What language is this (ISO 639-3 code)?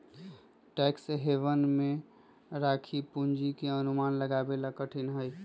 mag